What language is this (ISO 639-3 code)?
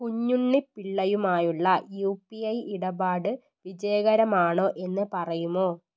mal